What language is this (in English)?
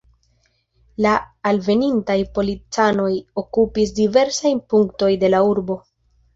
Esperanto